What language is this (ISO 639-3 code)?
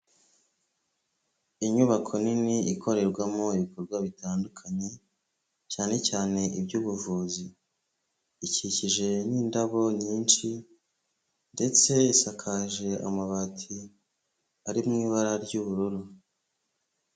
kin